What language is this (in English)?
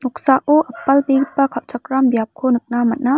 Garo